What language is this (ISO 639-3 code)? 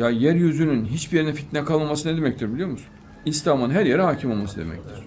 tur